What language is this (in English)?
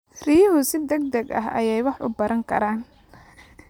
Somali